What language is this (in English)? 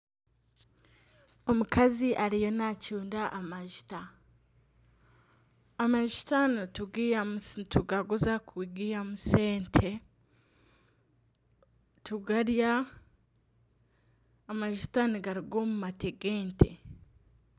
Nyankole